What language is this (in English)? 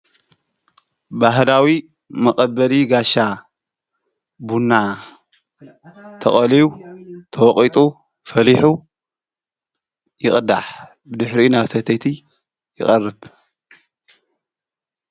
Tigrinya